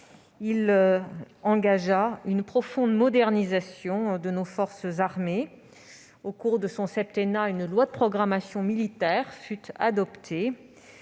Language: French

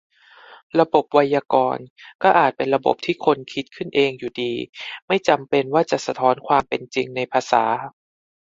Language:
Thai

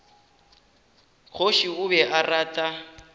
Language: Northern Sotho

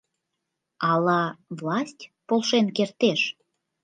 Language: Mari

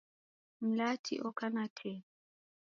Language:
Taita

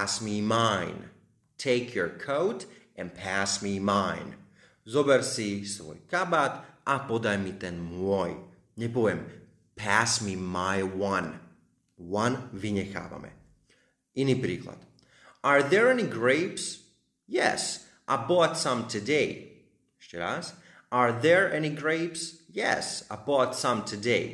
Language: Slovak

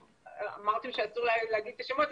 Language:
Hebrew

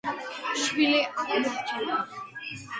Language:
Georgian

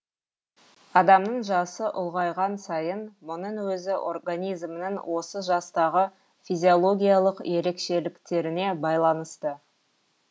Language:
Kazakh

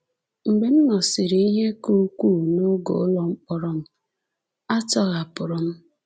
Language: Igbo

